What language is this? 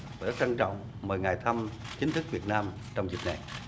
Vietnamese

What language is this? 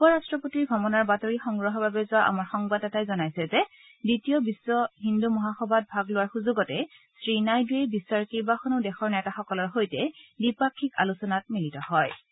Assamese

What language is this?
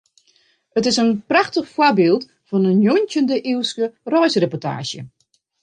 Western Frisian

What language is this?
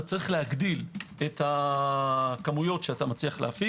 Hebrew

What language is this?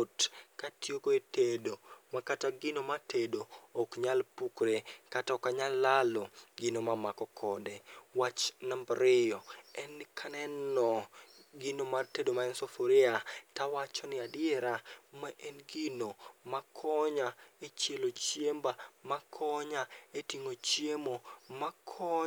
Luo (Kenya and Tanzania)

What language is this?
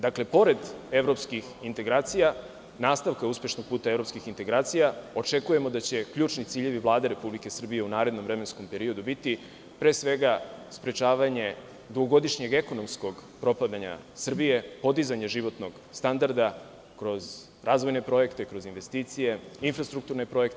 Serbian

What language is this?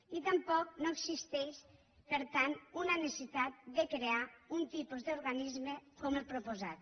Catalan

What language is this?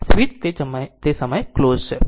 Gujarati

